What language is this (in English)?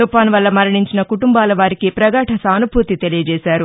Telugu